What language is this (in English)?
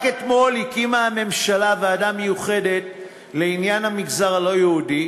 Hebrew